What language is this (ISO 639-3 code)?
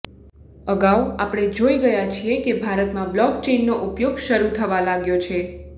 guj